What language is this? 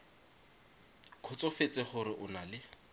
Tswana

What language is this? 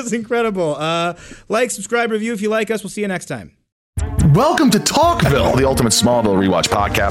English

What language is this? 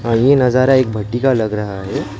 Hindi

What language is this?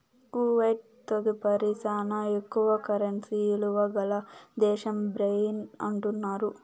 Telugu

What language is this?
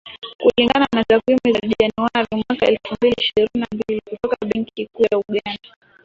Swahili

